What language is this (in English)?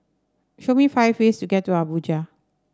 English